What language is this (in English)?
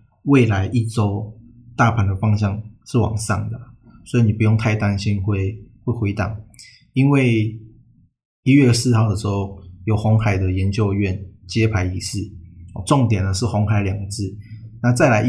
Chinese